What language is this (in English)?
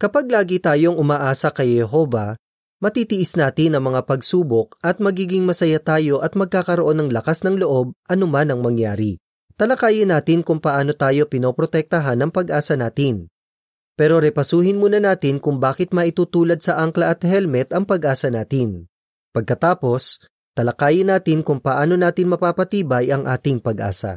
Filipino